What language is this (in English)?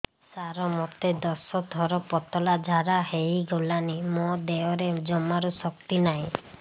Odia